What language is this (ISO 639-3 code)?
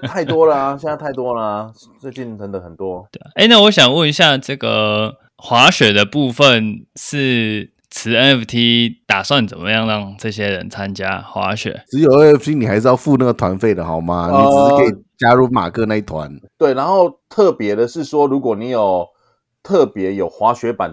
zho